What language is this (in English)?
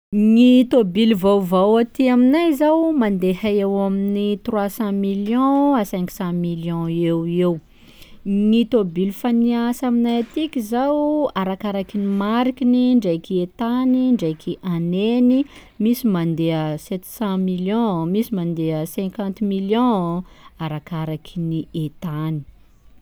Sakalava Malagasy